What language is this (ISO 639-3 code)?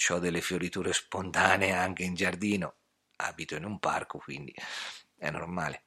ita